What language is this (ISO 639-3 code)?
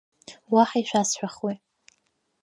abk